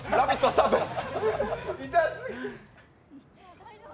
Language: Japanese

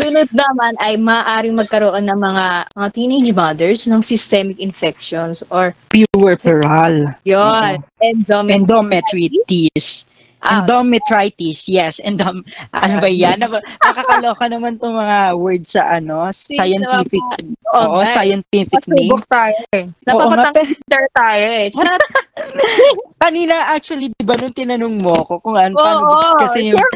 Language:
Filipino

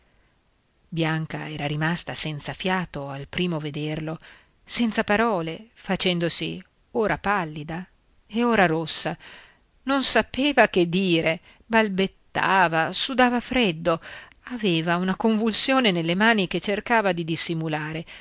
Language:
Italian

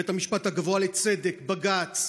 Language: Hebrew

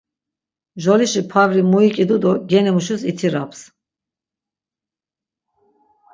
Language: Laz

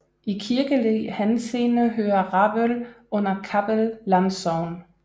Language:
Danish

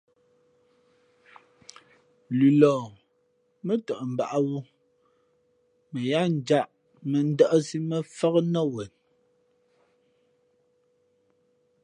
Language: Fe'fe'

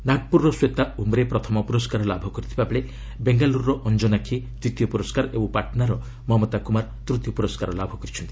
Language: Odia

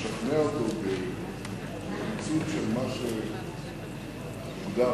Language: Hebrew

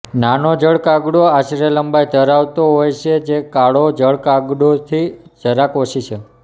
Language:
Gujarati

